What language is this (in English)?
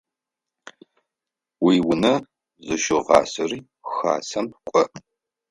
Adyghe